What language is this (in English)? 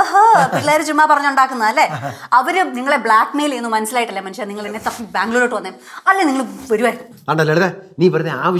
Korean